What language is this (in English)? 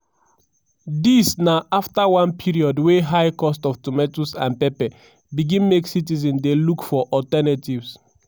Nigerian Pidgin